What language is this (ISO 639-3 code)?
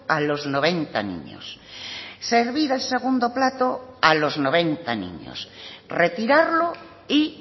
spa